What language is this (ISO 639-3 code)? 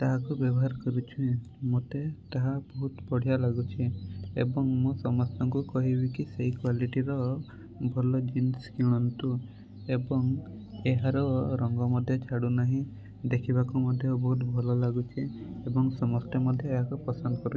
ori